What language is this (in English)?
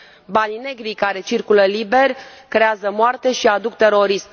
Romanian